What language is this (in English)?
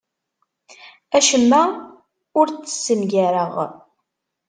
Kabyle